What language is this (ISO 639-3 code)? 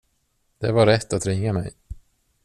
swe